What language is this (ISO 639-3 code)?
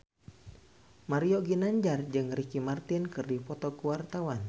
sun